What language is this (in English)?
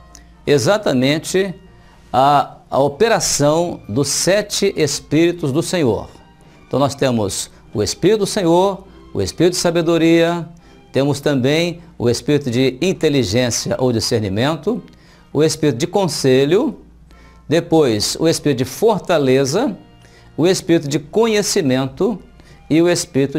Portuguese